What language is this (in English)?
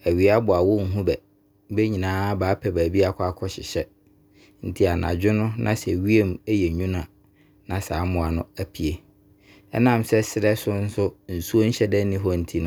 Abron